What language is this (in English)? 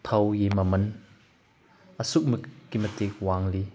Manipuri